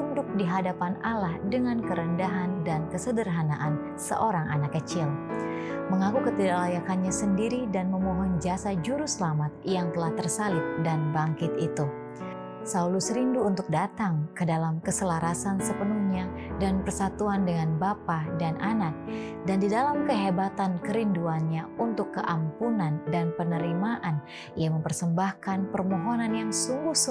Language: Indonesian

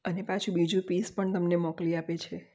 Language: Gujarati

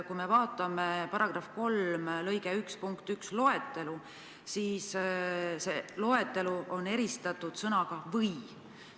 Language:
Estonian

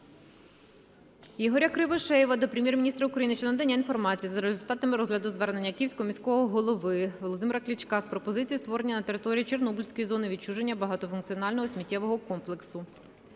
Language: Ukrainian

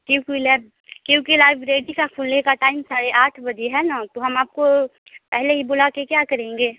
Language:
Hindi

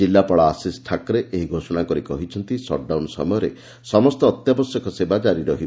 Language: Odia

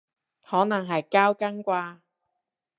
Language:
Cantonese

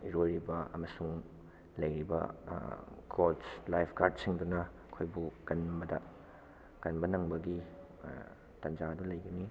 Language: Manipuri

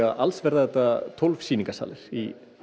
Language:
Icelandic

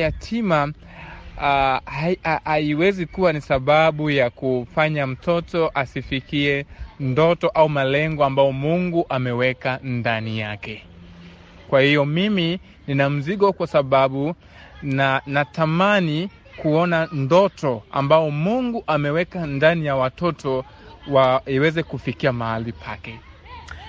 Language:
Swahili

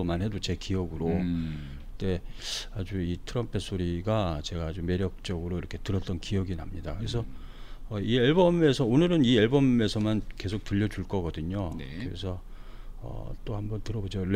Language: Korean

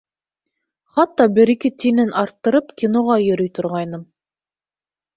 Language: Bashkir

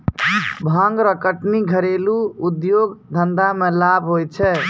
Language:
Maithili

